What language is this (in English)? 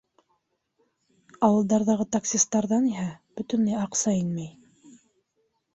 Bashkir